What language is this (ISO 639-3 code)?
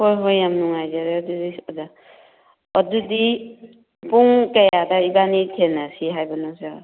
mni